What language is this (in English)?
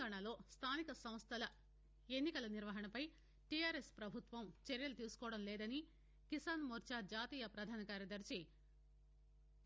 Telugu